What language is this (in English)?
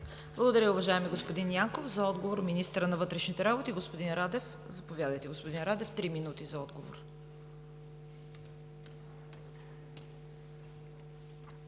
Bulgarian